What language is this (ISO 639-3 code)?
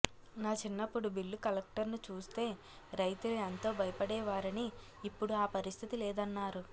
tel